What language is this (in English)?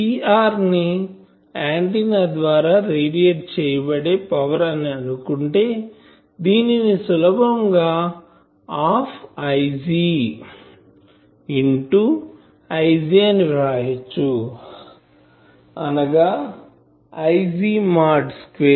Telugu